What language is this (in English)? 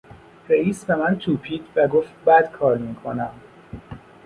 Persian